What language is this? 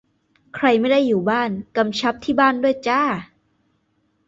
Thai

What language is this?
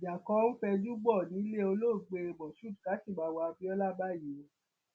Yoruba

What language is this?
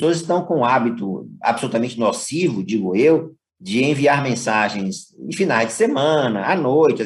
Portuguese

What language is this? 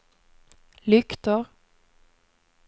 Swedish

